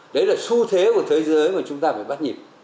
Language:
Vietnamese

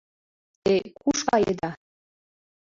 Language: Mari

